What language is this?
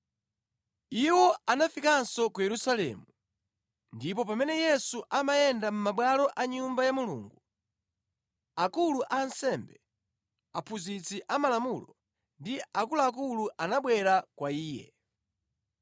Nyanja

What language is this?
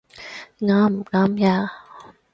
Cantonese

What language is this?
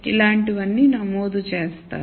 Telugu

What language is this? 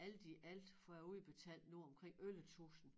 Danish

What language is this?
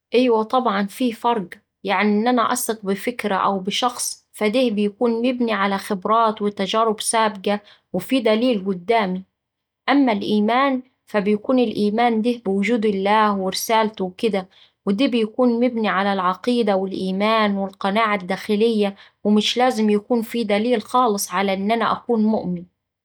Saidi Arabic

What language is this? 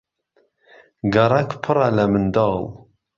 Central Kurdish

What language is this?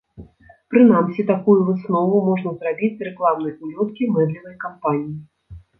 Belarusian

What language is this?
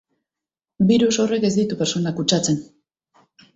Basque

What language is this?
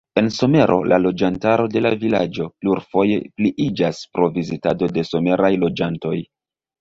Esperanto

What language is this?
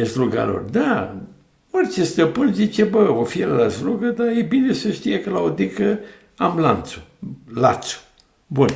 Romanian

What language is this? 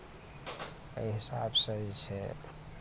Maithili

